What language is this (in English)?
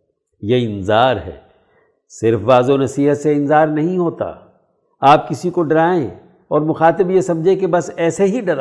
Urdu